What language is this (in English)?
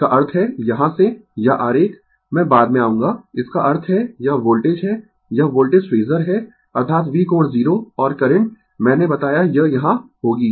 Hindi